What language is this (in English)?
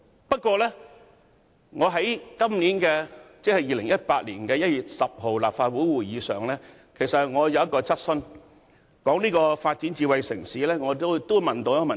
Cantonese